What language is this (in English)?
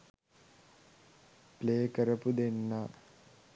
Sinhala